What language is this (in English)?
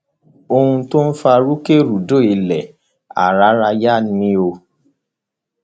Yoruba